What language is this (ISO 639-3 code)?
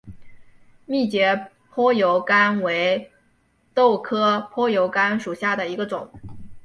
zho